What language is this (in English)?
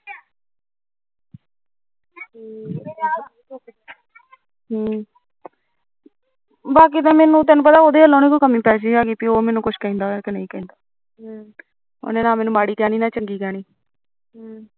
Punjabi